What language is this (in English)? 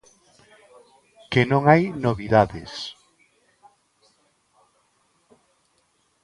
Galician